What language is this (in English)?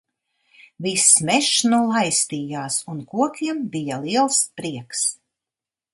Latvian